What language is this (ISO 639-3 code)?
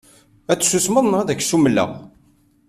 kab